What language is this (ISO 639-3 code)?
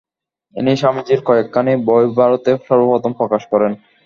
ben